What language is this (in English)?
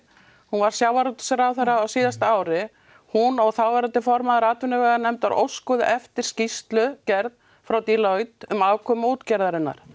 Icelandic